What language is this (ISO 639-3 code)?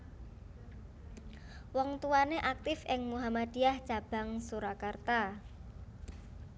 jav